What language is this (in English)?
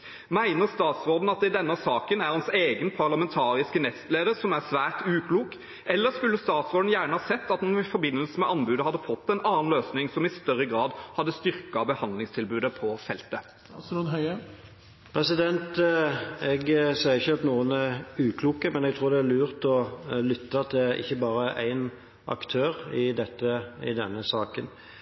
Norwegian Bokmål